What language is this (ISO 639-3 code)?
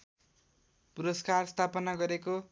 nep